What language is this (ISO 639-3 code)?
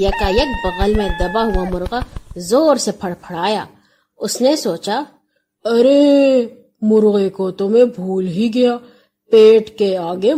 urd